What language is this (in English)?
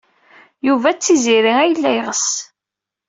Kabyle